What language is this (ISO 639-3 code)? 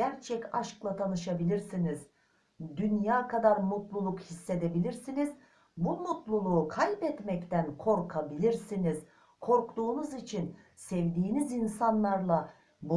tur